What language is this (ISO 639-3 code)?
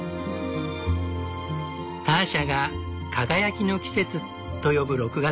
jpn